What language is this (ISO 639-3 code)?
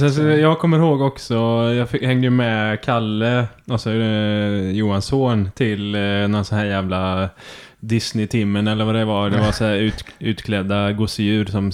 swe